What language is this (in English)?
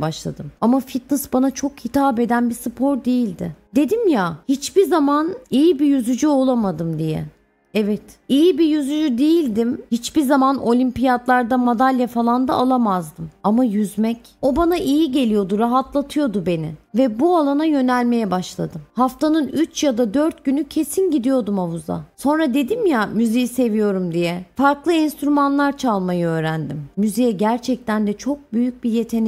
Turkish